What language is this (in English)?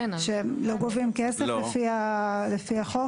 Hebrew